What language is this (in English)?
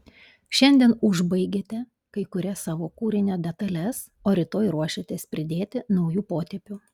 Lithuanian